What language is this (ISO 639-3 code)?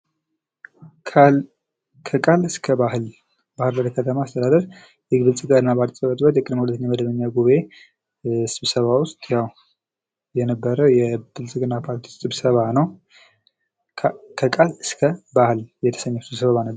amh